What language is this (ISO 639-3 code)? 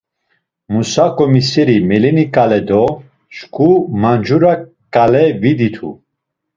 lzz